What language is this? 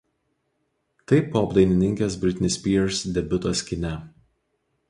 Lithuanian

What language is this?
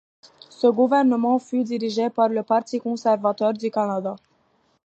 French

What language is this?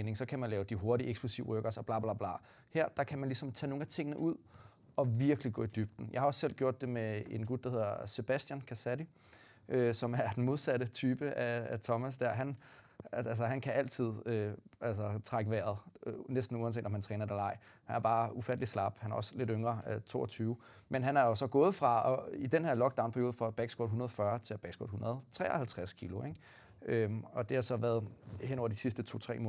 Danish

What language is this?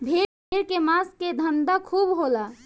Bhojpuri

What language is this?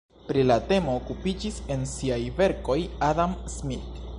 Esperanto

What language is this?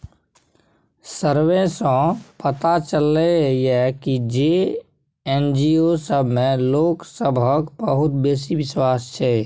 Maithili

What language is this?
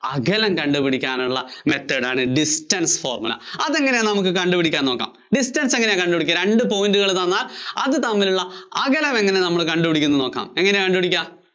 Malayalam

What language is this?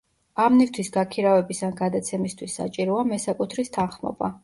Georgian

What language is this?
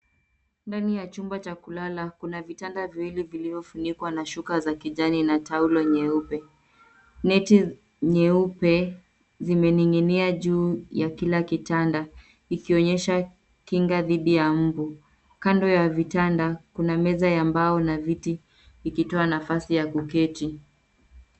Swahili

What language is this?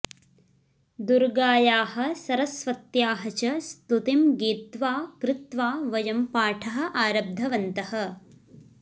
Sanskrit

